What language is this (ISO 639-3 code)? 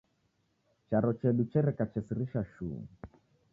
dav